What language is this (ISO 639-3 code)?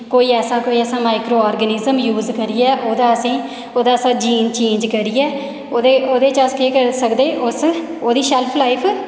doi